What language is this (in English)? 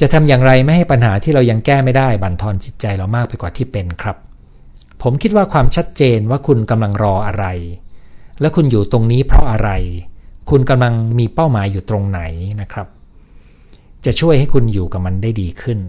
Thai